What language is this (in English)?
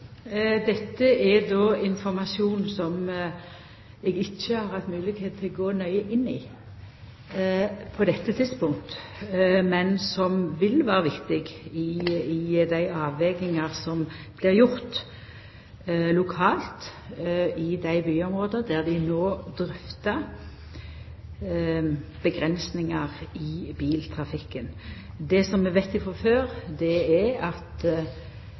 Norwegian Nynorsk